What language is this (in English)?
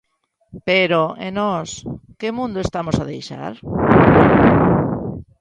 Galician